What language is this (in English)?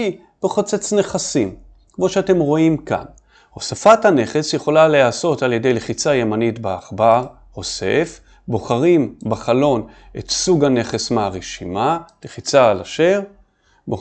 Hebrew